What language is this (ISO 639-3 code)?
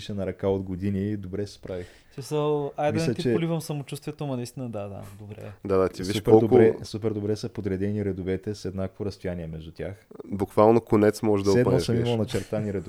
bul